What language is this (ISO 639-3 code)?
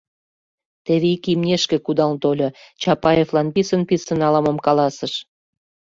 chm